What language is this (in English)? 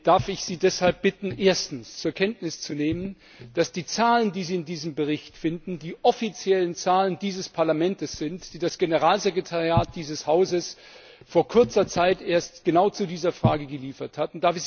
German